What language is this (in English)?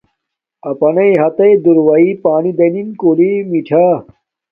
Domaaki